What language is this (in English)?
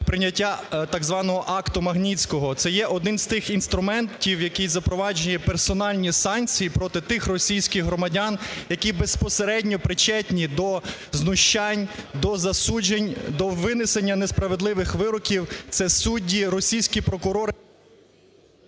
Ukrainian